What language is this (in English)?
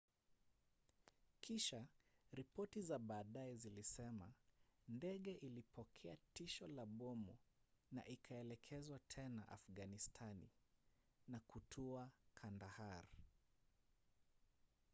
Swahili